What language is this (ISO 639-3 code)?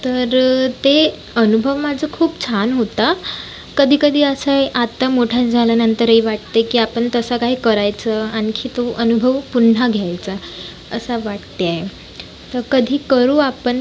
mar